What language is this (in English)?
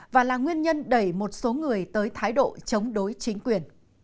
Vietnamese